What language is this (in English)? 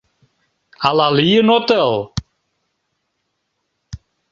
Mari